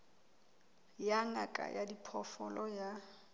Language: Southern Sotho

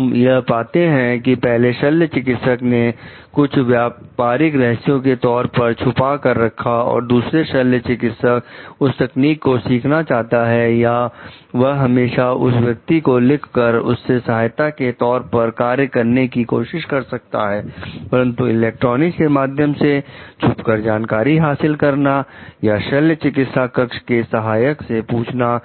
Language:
Hindi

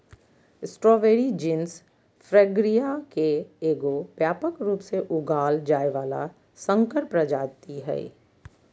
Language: Magahi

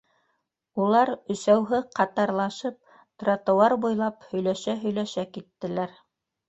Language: Bashkir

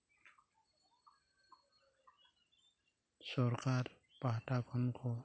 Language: Santali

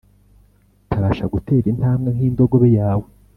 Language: Kinyarwanda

